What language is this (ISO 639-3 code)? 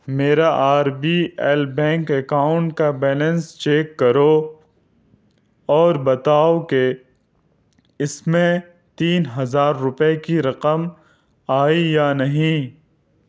urd